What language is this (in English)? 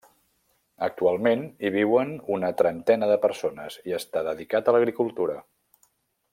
Catalan